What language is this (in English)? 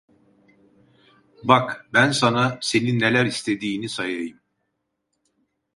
Turkish